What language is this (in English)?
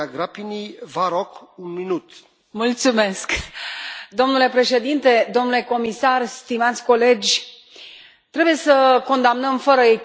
Romanian